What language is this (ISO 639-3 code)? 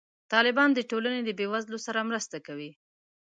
pus